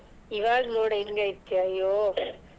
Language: Kannada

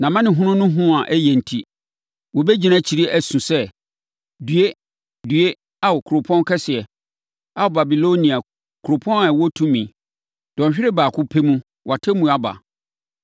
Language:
Akan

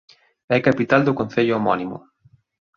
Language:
Galician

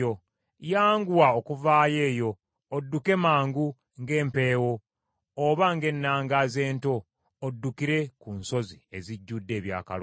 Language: Ganda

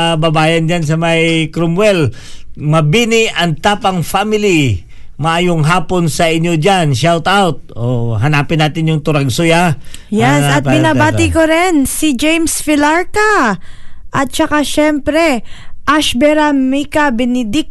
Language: Filipino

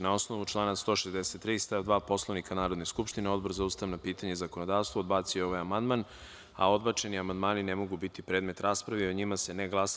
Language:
Serbian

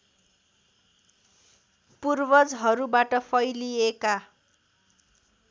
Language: Nepali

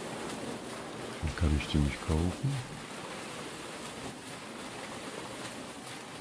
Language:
German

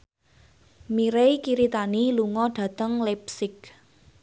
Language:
Javanese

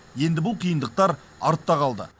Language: Kazakh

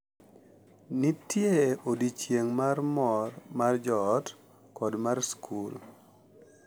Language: Luo (Kenya and Tanzania)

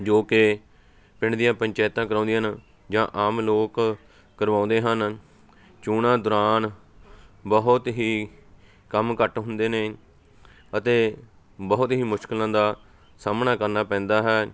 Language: Punjabi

